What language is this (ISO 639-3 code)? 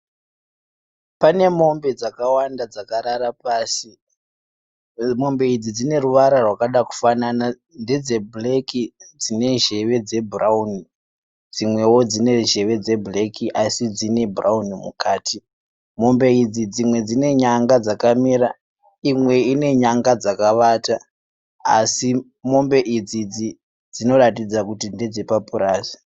sna